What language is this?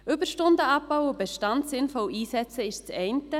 Swiss German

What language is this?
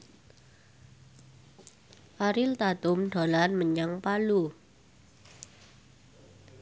Javanese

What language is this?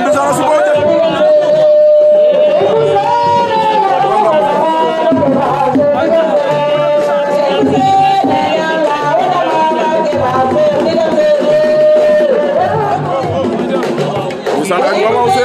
Arabic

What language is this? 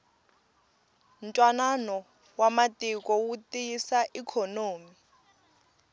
Tsonga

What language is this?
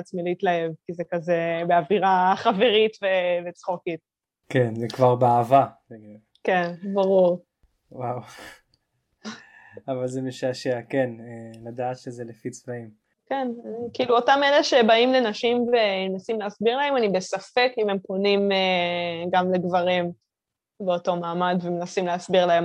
Hebrew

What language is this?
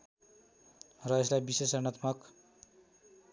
Nepali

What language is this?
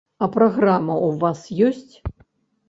Belarusian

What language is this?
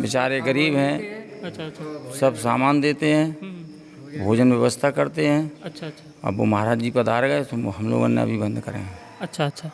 Hindi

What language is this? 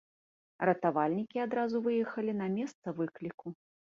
Belarusian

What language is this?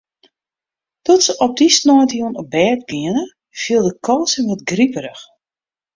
Western Frisian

